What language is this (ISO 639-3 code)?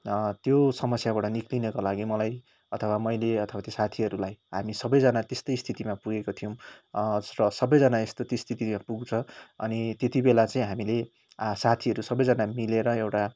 nep